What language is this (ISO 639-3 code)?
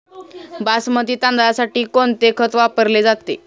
mar